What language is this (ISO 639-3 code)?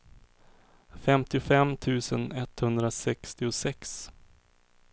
swe